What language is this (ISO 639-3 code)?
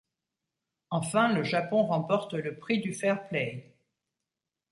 fra